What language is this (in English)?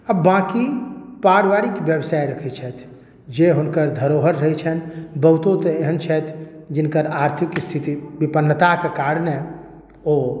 Maithili